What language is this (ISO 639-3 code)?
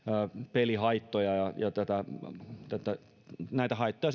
fin